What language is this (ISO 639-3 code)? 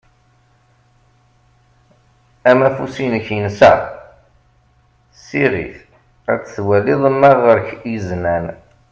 kab